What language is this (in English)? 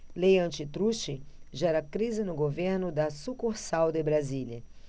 Portuguese